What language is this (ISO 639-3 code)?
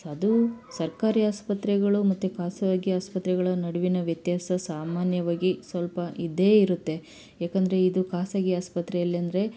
kan